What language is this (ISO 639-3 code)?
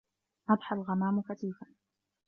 ara